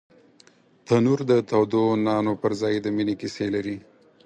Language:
Pashto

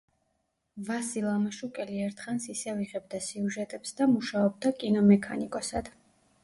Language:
Georgian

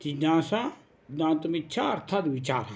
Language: Sanskrit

